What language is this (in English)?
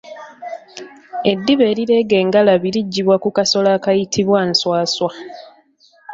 Ganda